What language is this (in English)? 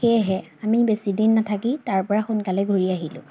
Assamese